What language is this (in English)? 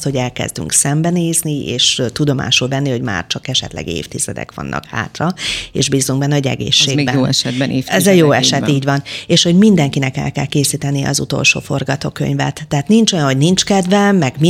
Hungarian